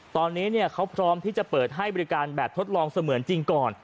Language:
Thai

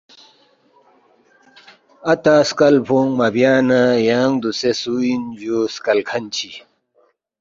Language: Balti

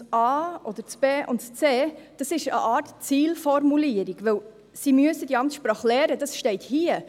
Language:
Swiss German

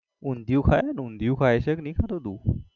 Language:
Gujarati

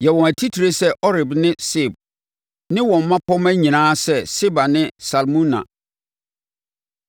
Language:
Akan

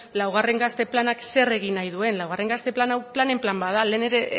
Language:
Basque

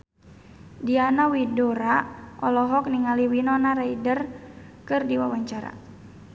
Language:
Sundanese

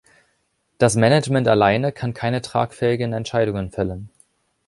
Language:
German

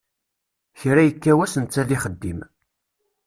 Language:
Kabyle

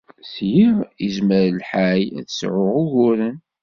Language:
Kabyle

